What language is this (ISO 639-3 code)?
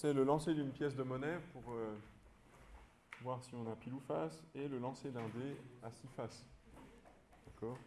fra